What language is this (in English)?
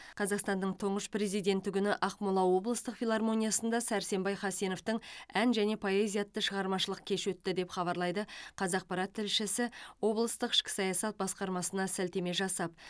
Kazakh